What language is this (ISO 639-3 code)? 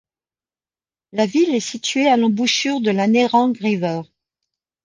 fra